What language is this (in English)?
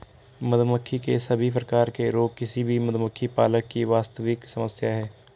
Hindi